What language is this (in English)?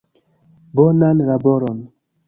Esperanto